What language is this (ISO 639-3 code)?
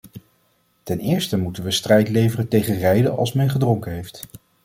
nld